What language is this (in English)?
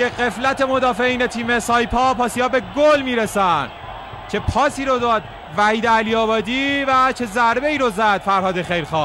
Persian